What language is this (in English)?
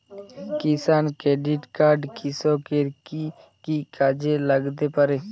Bangla